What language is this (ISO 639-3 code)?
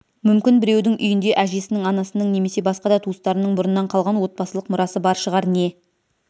kaz